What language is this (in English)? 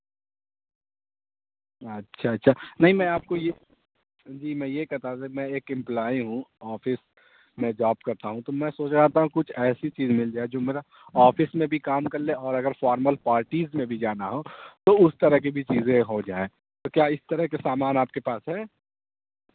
Urdu